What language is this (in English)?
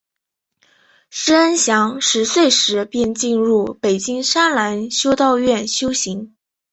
Chinese